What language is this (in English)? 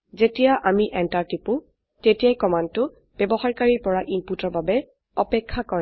Assamese